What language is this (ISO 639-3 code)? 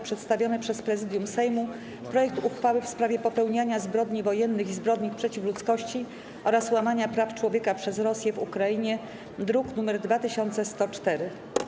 pol